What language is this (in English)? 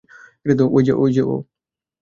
Bangla